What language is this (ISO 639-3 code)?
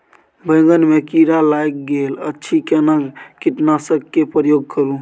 mai